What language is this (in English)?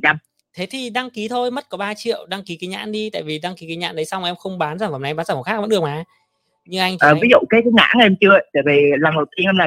Vietnamese